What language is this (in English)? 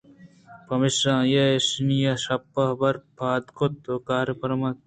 Eastern Balochi